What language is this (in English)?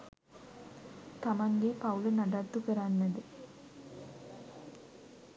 Sinhala